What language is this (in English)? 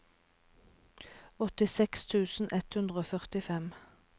Norwegian